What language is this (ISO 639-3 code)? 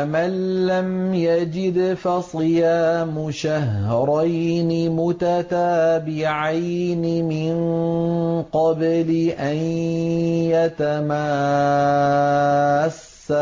ara